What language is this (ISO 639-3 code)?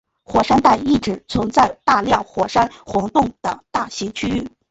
zho